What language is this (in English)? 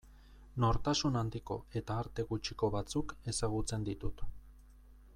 Basque